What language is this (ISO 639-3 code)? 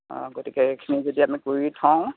asm